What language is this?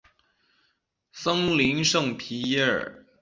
Chinese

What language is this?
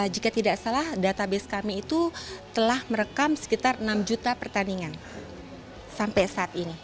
Indonesian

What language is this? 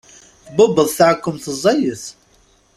Kabyle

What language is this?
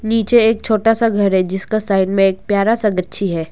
Hindi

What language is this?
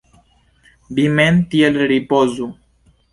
Esperanto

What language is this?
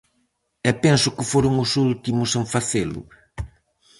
Galician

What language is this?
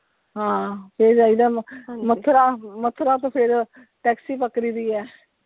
Punjabi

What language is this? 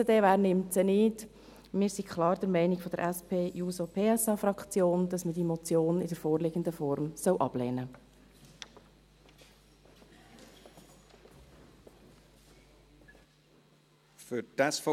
Swiss German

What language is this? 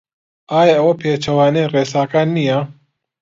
Central Kurdish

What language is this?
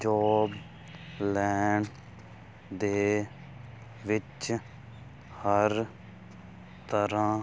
Punjabi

